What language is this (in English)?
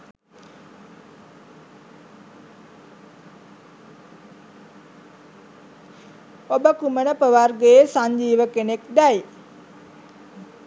Sinhala